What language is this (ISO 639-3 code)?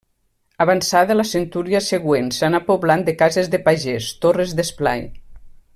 cat